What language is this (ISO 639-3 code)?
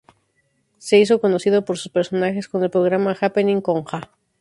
spa